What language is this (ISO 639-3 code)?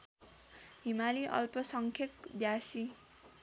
nep